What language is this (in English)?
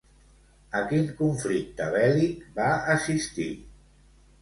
Catalan